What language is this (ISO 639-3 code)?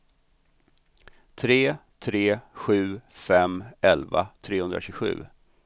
swe